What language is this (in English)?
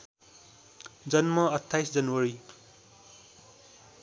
Nepali